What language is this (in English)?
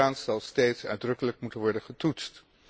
Dutch